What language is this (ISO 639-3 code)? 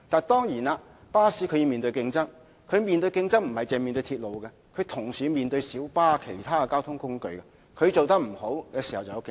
yue